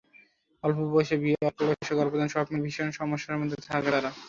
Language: Bangla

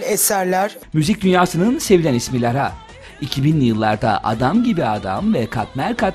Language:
Turkish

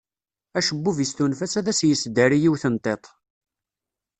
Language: Kabyle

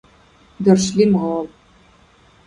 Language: Dargwa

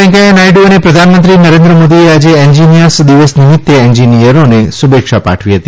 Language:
Gujarati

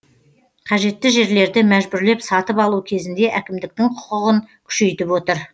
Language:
Kazakh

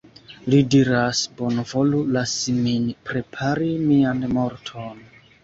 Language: Esperanto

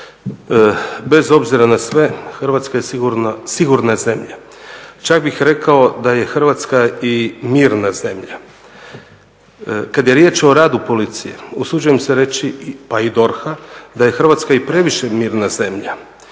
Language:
Croatian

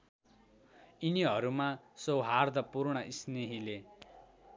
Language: Nepali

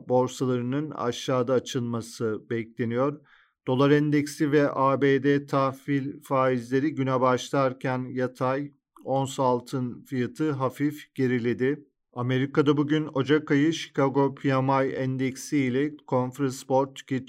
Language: Turkish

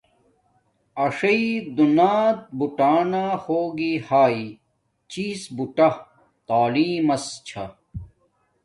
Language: Domaaki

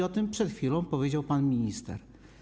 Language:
Polish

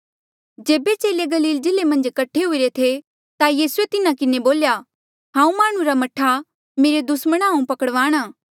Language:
Mandeali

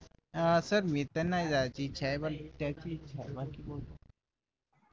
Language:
Marathi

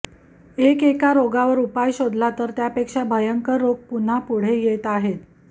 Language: Marathi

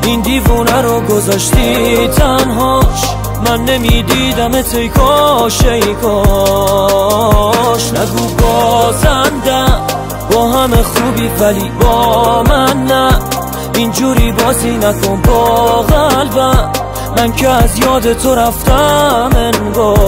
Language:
Persian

